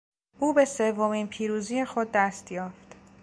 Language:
Persian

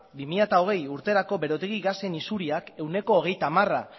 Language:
Basque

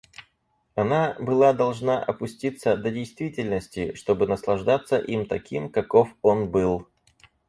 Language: Russian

